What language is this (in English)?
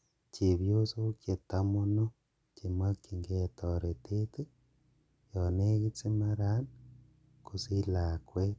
Kalenjin